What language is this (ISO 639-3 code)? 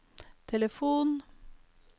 nor